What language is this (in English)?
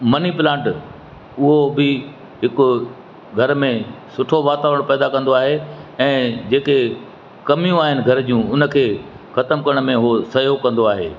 Sindhi